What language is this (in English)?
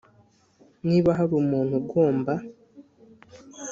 Kinyarwanda